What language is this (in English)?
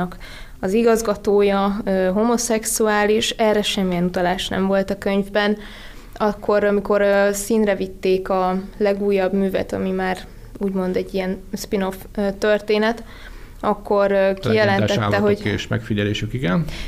Hungarian